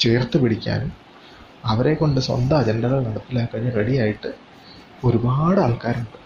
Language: Malayalam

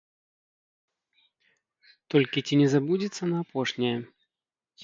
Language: Belarusian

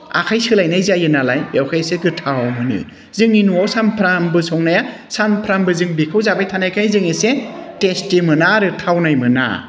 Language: Bodo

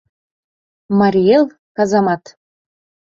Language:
Mari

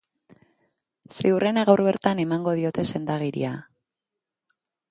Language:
Basque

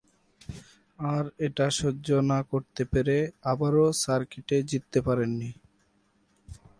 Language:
Bangla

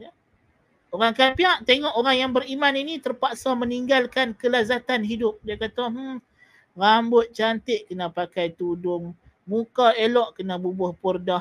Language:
Malay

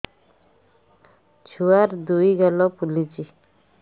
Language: Odia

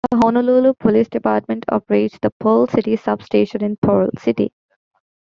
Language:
English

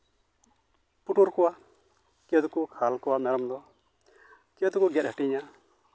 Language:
Santali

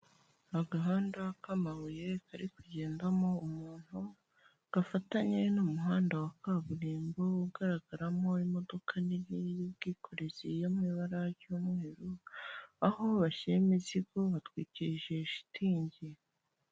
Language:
Kinyarwanda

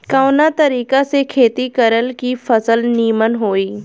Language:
Bhojpuri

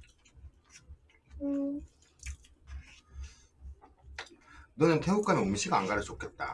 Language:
Korean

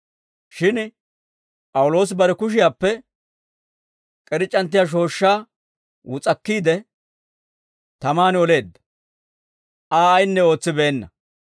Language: Dawro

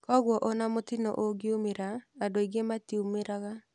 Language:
Kikuyu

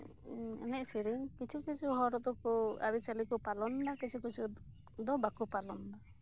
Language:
Santali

